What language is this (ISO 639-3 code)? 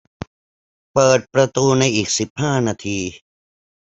tha